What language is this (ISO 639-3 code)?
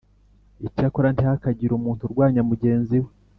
kin